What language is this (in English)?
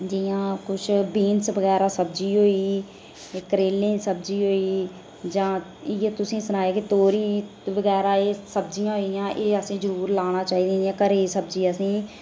Dogri